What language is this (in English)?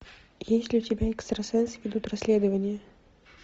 Russian